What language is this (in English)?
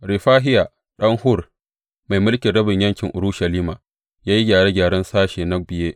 Hausa